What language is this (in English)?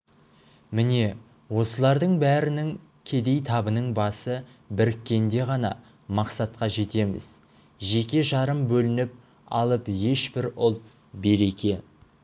Kazakh